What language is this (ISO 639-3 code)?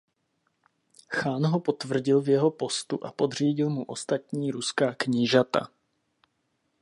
ces